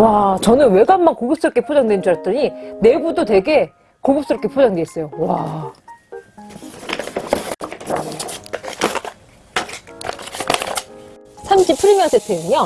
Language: Korean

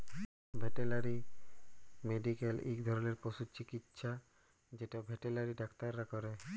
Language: Bangla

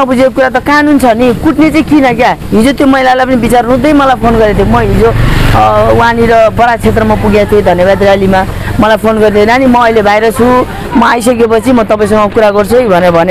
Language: Indonesian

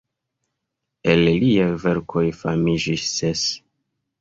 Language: Esperanto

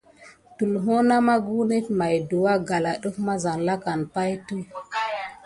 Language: Gidar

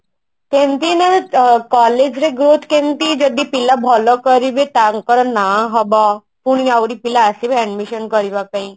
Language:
Odia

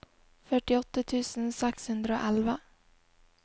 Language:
Norwegian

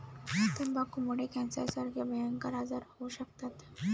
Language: Marathi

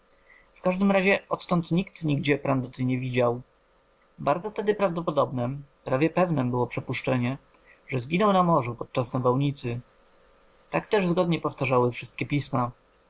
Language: Polish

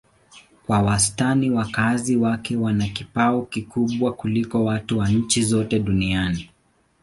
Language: Swahili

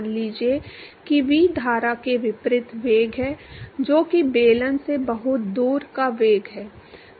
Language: Hindi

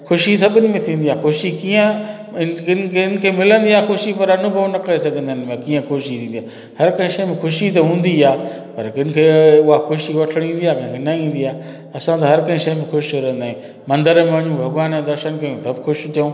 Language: Sindhi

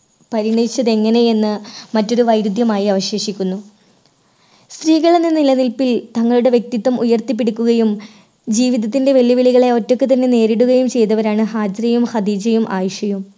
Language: Malayalam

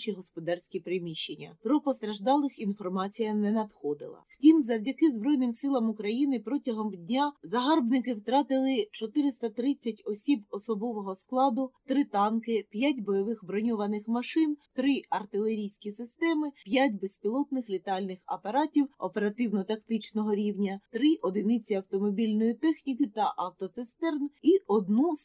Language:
Ukrainian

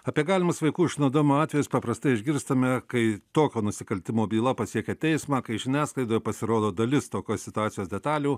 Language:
Lithuanian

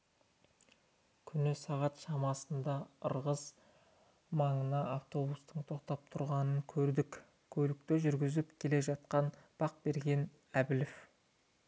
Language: Kazakh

